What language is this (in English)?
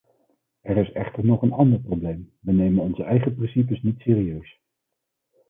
Dutch